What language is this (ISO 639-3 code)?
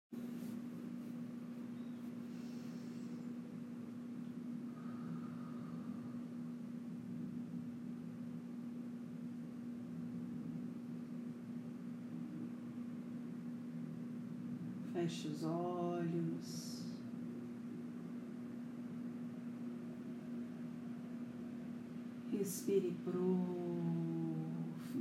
por